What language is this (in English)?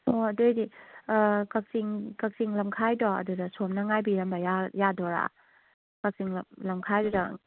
Manipuri